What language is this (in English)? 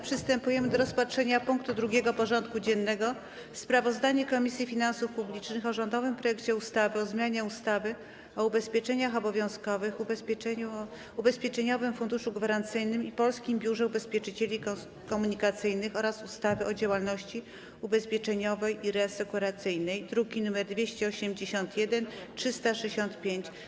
Polish